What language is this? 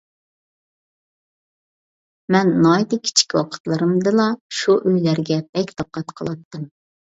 Uyghur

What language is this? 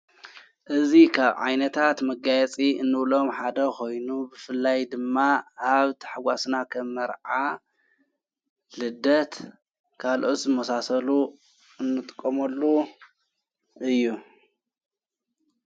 Tigrinya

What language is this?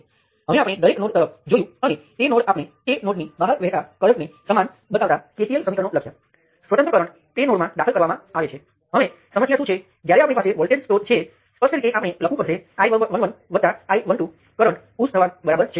Gujarati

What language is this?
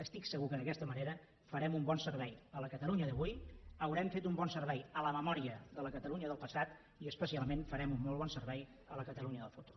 Catalan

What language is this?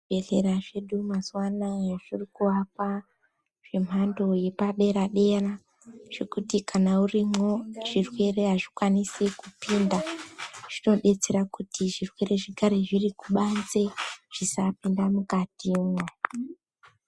Ndau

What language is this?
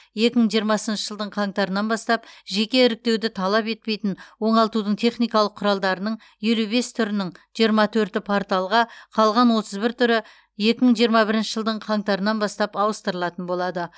Kazakh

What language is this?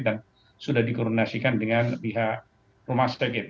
Indonesian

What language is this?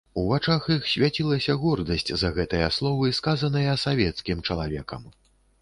Belarusian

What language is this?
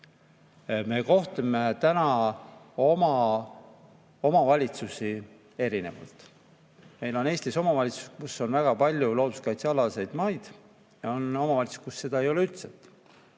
Estonian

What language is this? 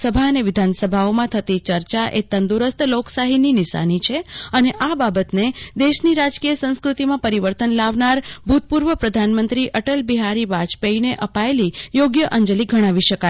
Gujarati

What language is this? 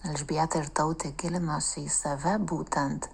Lithuanian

